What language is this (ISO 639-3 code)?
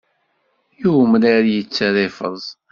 kab